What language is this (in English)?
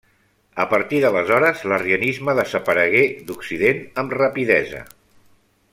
Catalan